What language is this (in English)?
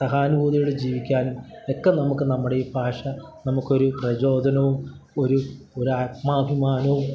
Malayalam